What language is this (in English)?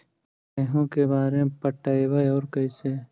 Magahi